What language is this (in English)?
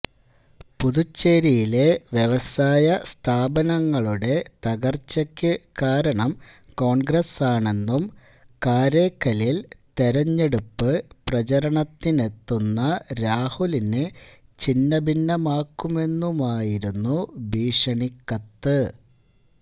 Malayalam